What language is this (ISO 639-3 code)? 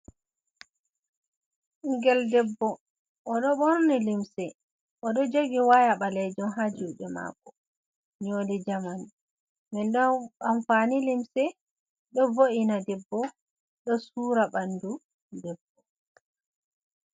ful